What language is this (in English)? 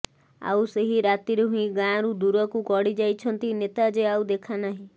Odia